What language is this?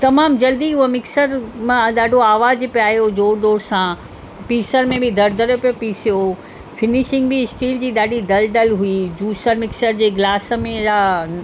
Sindhi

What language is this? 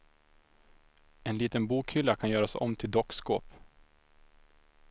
Swedish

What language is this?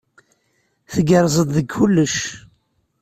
Kabyle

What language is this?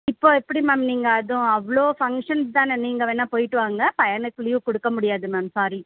Tamil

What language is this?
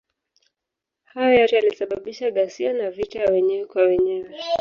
Swahili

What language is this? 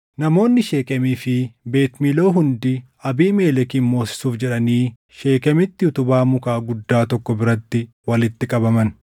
Oromo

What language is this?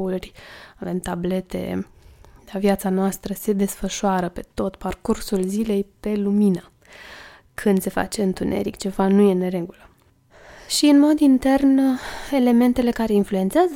Romanian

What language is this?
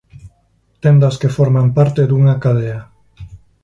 Galician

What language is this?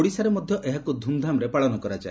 Odia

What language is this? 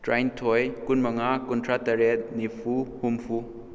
Manipuri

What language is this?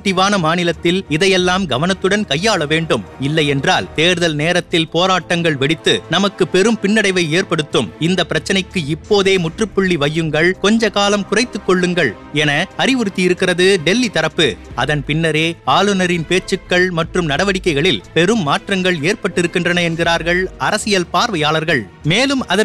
Tamil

